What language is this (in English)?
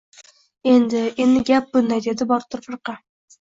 Uzbek